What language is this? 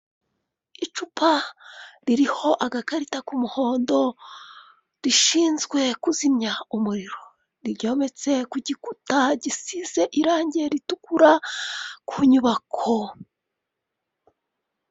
Kinyarwanda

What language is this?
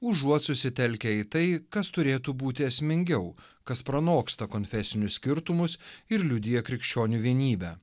Lithuanian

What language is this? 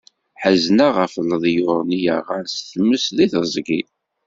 Kabyle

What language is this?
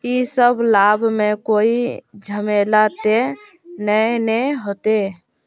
Magahi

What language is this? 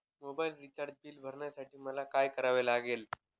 Marathi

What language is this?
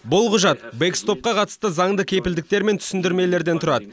Kazakh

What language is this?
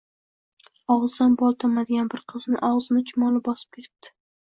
Uzbek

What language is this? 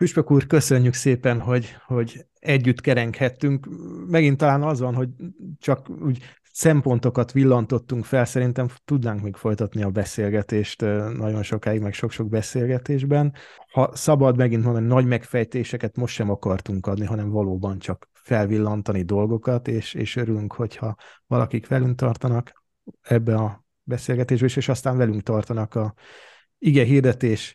Hungarian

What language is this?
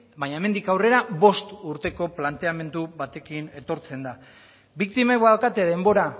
Basque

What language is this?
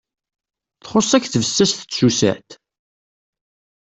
Kabyle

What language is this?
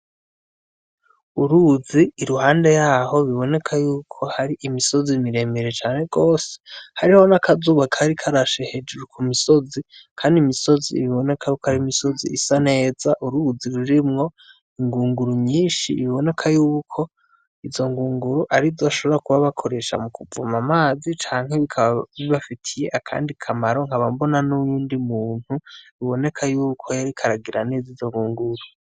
Rundi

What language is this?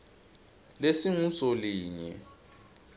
Swati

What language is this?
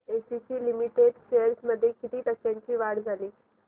Marathi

